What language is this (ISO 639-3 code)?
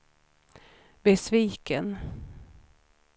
swe